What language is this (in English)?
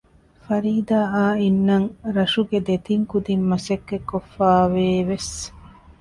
Divehi